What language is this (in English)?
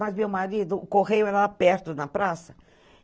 Portuguese